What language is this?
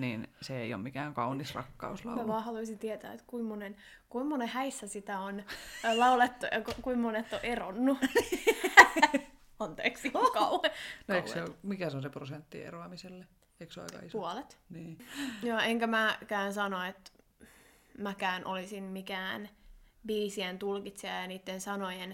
Finnish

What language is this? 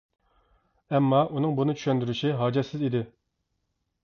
Uyghur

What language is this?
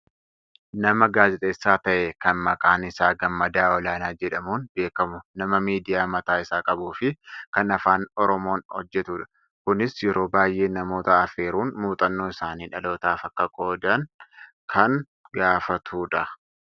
Oromo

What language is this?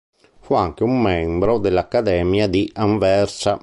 Italian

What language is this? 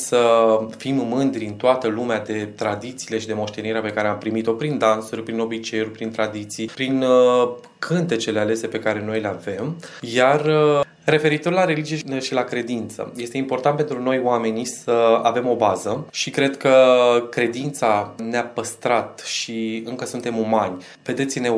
Romanian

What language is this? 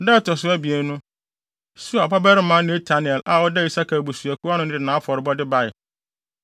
Akan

